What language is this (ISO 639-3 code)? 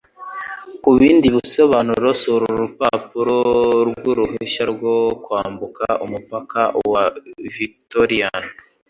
kin